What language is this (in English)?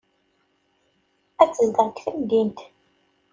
Kabyle